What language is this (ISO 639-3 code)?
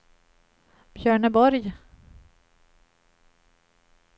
swe